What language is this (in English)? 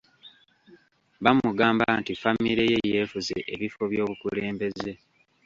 Ganda